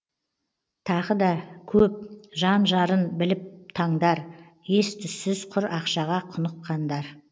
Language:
Kazakh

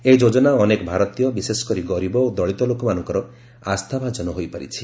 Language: Odia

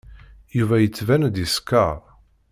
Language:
Kabyle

